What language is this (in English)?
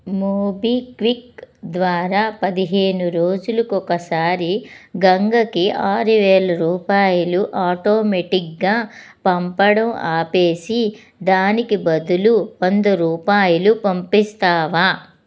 Telugu